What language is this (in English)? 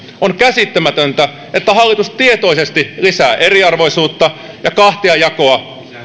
Finnish